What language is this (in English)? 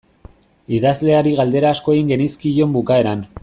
Basque